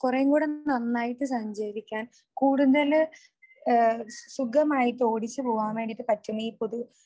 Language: Malayalam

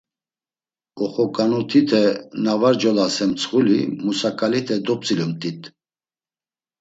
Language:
Laz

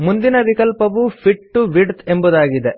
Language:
Kannada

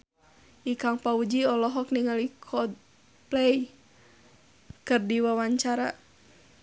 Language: Sundanese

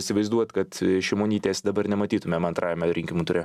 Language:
Lithuanian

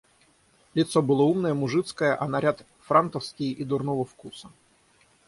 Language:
Russian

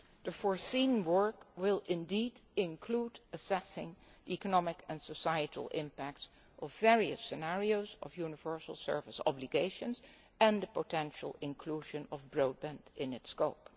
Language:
English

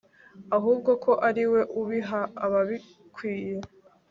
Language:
Kinyarwanda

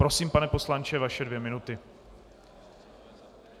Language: Czech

